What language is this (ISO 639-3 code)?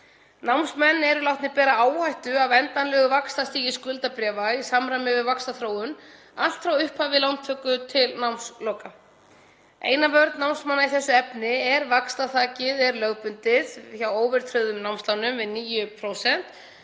isl